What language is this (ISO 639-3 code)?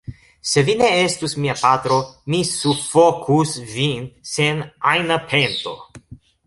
epo